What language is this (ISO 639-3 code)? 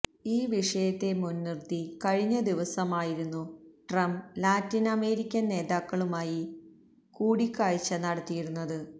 mal